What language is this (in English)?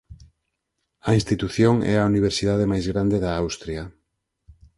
Galician